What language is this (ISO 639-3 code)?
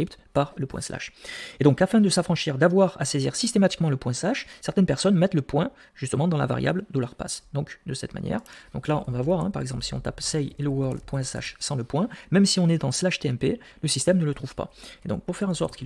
fra